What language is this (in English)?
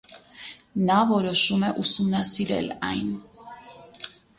Armenian